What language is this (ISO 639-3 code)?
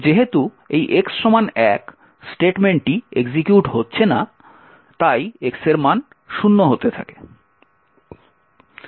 ben